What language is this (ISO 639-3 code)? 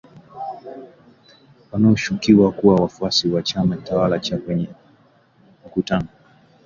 swa